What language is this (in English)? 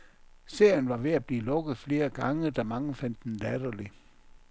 Danish